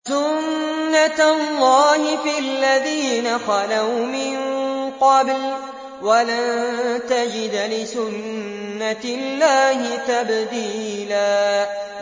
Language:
Arabic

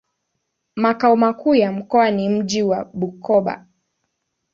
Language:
Swahili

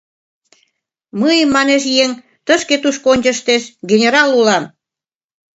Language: Mari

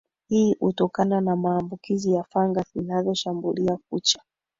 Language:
Swahili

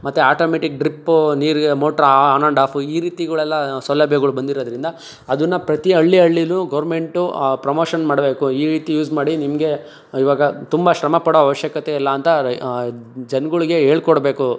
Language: Kannada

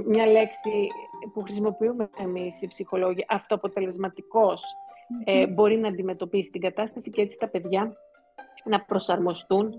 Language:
Greek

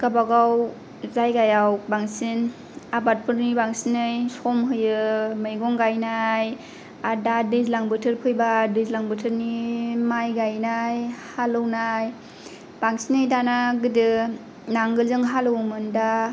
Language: Bodo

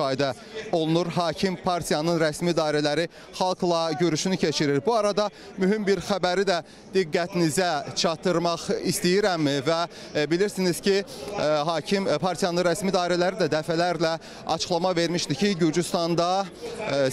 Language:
Turkish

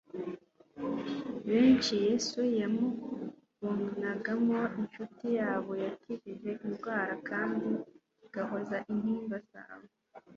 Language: Kinyarwanda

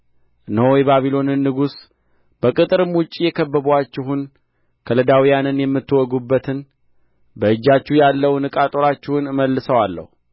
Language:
Amharic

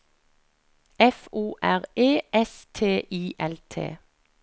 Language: Norwegian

